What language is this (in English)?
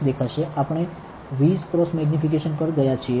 Gujarati